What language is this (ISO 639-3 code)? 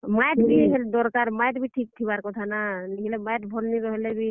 ori